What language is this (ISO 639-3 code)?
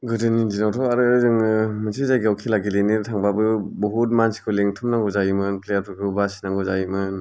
brx